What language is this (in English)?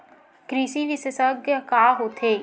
Chhattisgarhi